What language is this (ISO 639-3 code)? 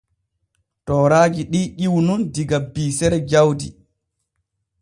fue